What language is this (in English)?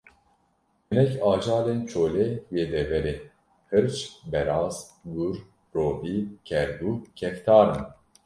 Kurdish